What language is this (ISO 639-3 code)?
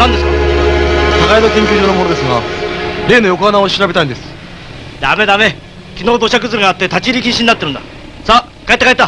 jpn